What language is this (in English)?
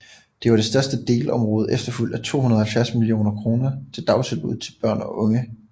Danish